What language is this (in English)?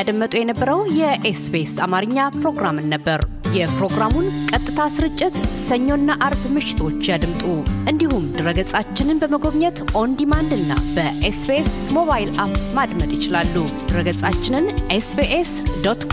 Amharic